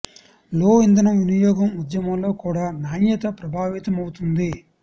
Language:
Telugu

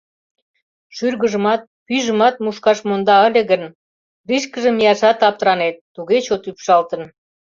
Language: Mari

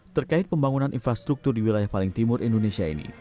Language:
Indonesian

